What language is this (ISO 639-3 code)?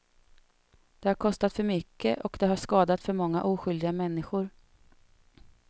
swe